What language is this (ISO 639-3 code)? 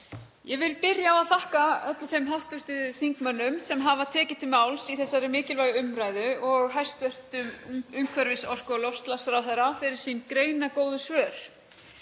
isl